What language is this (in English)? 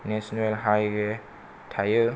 Bodo